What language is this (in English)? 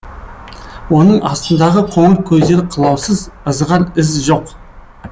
Kazakh